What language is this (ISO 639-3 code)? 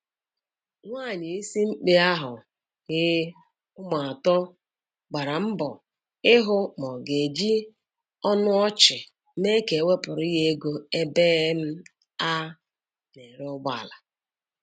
ibo